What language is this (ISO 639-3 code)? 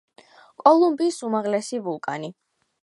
kat